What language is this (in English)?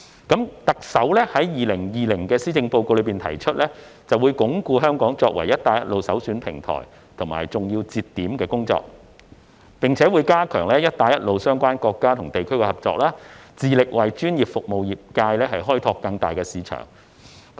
Cantonese